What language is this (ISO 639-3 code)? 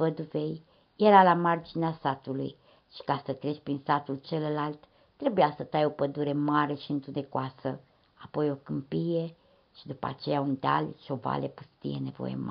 ron